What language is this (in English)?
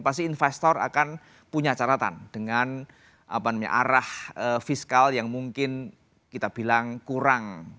Indonesian